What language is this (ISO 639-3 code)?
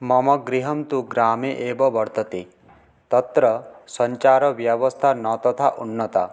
san